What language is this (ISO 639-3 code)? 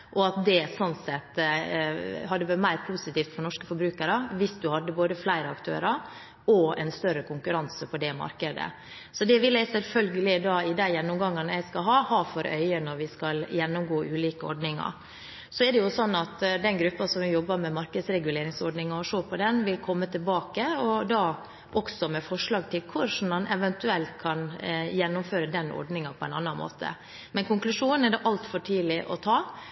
nob